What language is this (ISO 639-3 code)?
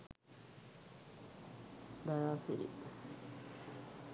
sin